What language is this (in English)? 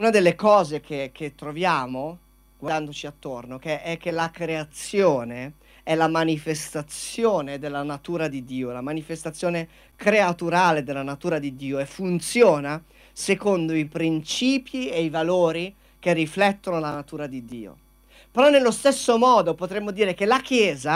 Italian